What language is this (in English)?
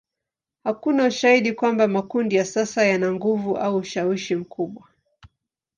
Swahili